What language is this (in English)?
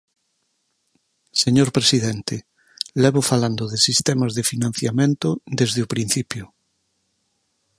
Galician